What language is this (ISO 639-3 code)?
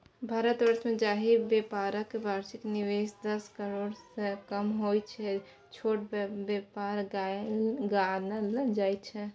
mai